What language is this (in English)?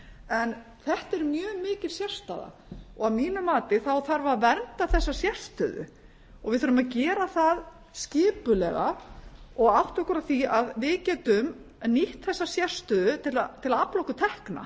Icelandic